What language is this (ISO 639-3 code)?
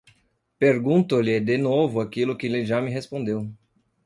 por